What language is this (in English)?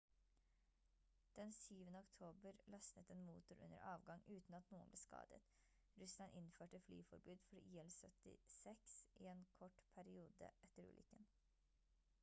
Norwegian Bokmål